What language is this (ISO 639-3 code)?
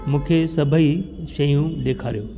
snd